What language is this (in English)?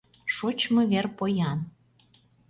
Mari